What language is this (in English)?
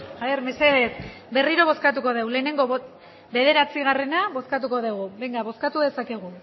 Basque